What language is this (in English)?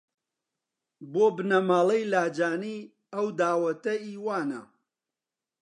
Central Kurdish